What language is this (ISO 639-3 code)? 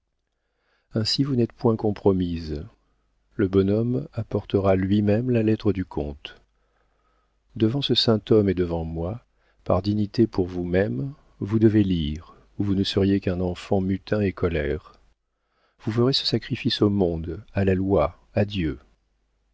fra